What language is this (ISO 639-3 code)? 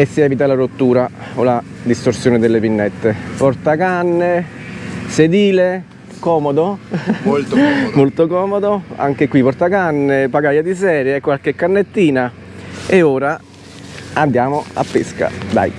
ita